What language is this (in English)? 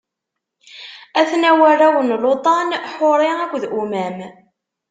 Kabyle